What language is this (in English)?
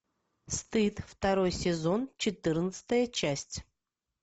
Russian